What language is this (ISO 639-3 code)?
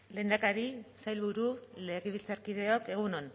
eus